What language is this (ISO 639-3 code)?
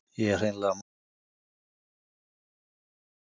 isl